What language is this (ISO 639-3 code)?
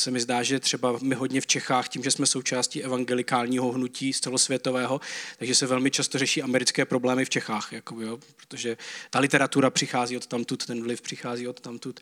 ces